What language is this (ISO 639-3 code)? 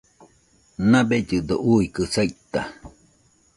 hux